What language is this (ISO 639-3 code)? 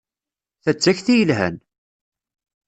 kab